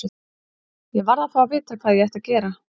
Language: Icelandic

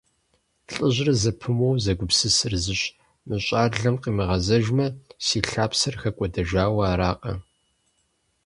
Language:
Kabardian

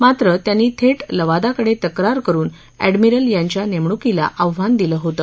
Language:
Marathi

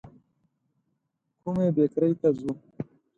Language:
Pashto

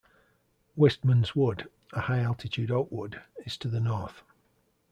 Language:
English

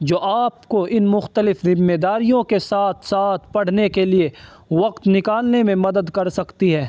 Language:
Urdu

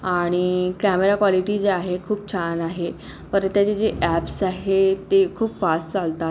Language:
Marathi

